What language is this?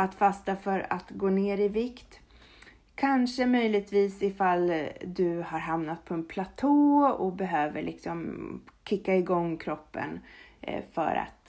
Swedish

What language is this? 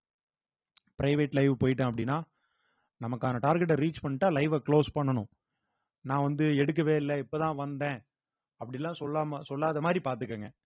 Tamil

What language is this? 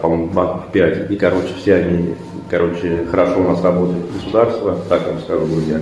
Russian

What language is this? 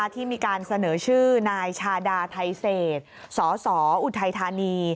Thai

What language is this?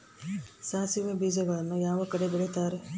Kannada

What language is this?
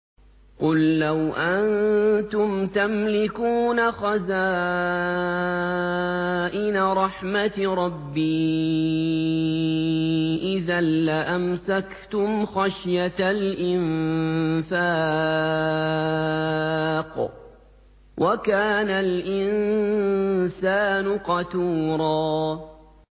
Arabic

